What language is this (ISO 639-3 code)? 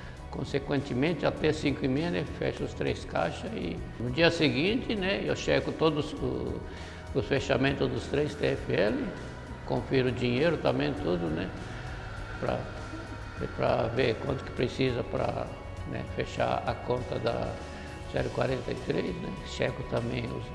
por